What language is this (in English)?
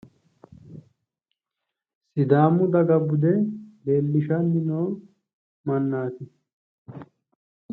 Sidamo